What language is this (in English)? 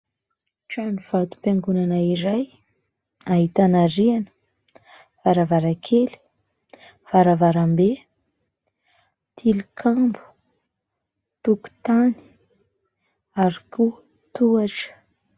Malagasy